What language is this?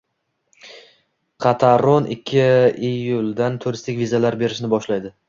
Uzbek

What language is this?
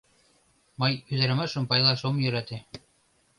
Mari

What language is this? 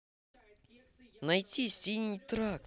Russian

